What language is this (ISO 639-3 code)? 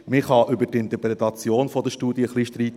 gsw